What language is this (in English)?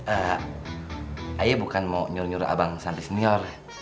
Indonesian